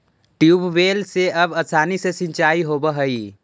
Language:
Magahi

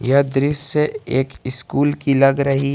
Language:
Hindi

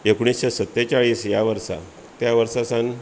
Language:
Konkani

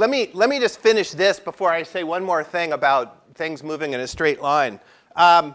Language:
English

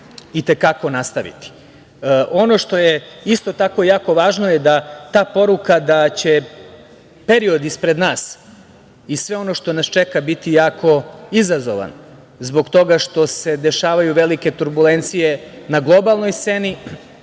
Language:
Serbian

